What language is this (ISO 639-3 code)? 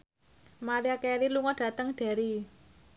jav